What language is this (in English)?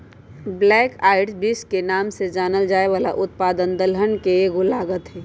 Magahi